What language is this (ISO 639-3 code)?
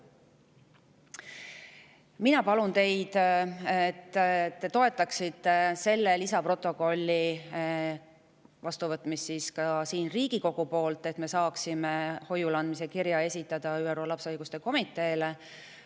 est